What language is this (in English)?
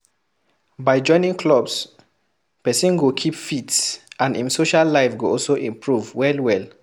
Nigerian Pidgin